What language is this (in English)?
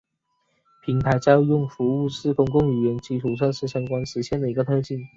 Chinese